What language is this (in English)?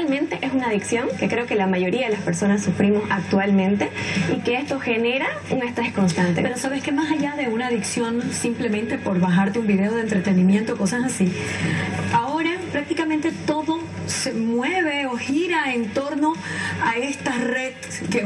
Spanish